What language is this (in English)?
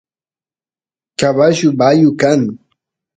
Santiago del Estero Quichua